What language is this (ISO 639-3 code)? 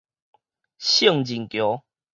nan